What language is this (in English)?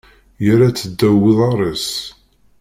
Kabyle